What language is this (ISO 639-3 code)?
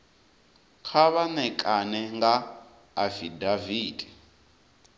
ven